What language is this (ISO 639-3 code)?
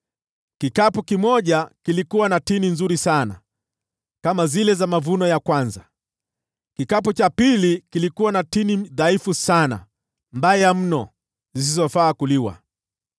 swa